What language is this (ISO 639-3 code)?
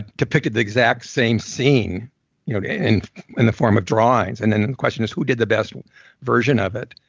eng